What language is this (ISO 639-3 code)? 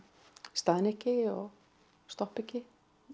isl